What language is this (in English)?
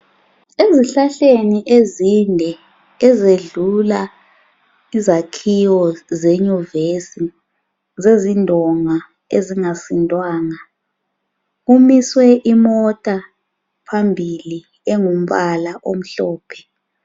North Ndebele